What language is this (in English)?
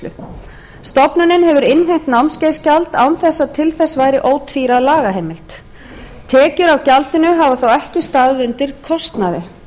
Icelandic